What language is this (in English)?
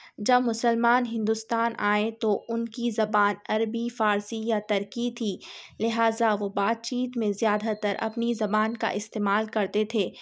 Urdu